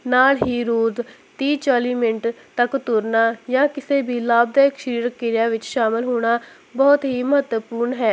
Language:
Punjabi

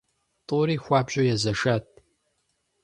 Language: Kabardian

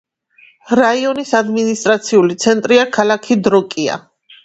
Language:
Georgian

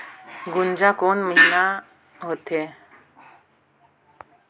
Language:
Chhattisgarhi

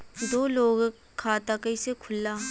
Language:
Bhojpuri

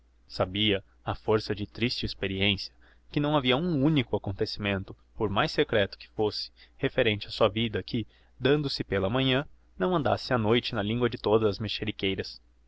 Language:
Portuguese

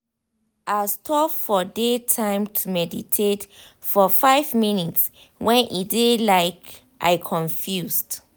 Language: Nigerian Pidgin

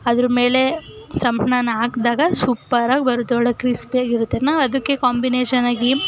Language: Kannada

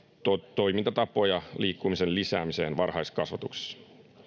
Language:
Finnish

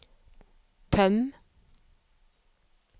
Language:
Norwegian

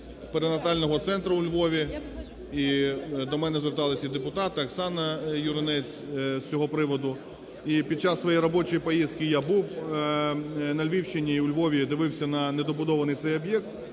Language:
Ukrainian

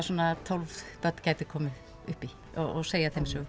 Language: Icelandic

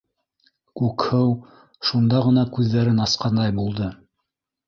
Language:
Bashkir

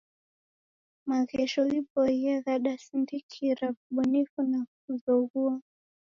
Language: Taita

